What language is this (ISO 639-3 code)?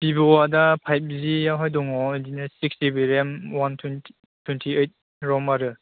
brx